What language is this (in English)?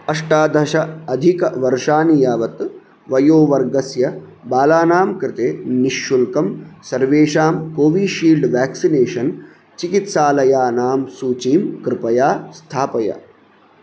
Sanskrit